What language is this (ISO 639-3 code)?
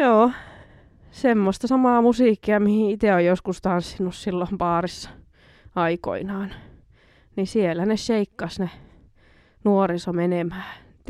fin